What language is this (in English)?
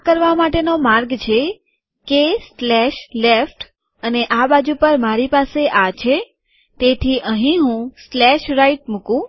Gujarati